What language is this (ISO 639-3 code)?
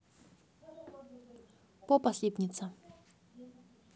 rus